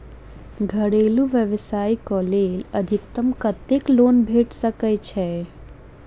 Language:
Maithili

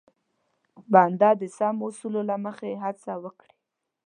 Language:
Pashto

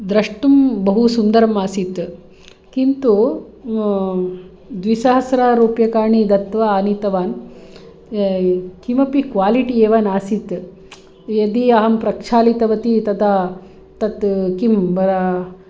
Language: Sanskrit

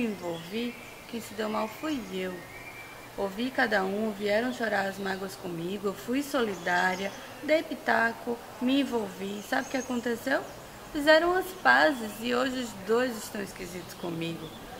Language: Portuguese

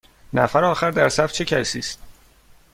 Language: Persian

